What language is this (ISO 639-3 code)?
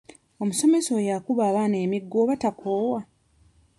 lug